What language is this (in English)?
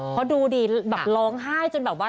Thai